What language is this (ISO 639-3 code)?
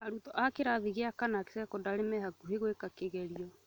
kik